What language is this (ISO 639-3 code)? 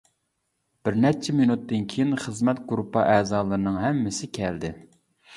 uig